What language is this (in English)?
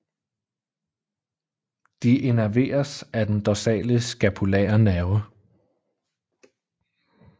Danish